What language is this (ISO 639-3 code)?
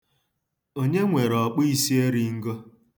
ibo